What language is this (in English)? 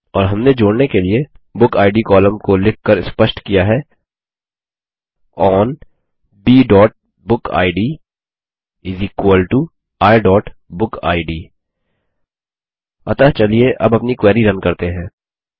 Hindi